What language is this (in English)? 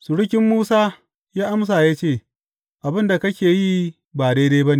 Hausa